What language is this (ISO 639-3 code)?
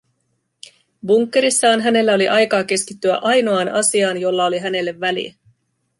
fin